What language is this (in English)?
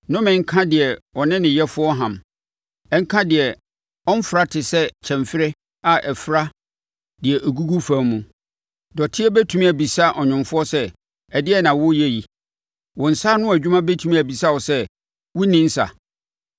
Akan